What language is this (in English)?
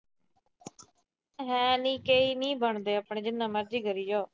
Punjabi